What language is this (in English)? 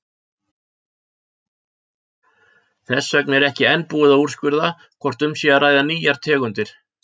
Icelandic